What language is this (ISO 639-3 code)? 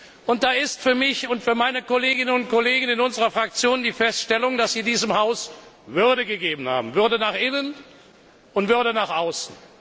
deu